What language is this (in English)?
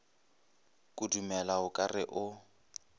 Northern Sotho